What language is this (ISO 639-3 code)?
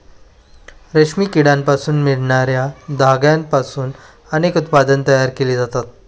mar